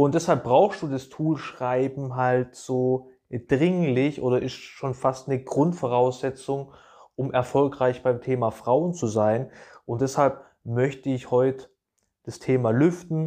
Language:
German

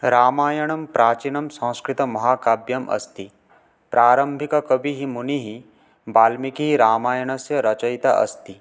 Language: Sanskrit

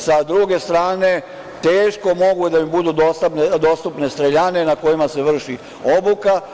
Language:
Serbian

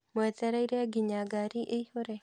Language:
Kikuyu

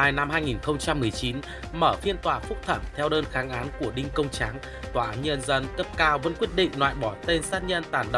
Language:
Vietnamese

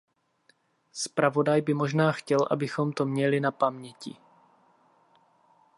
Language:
Czech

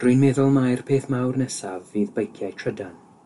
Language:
Welsh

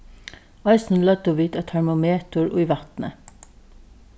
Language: Faroese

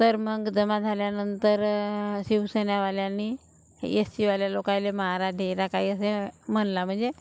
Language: Marathi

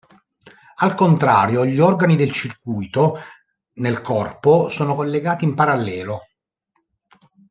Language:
Italian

